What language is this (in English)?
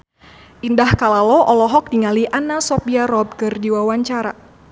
Sundanese